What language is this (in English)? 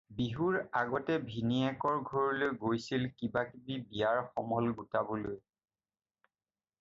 Assamese